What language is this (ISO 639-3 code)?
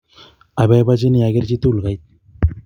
kln